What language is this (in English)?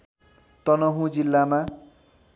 Nepali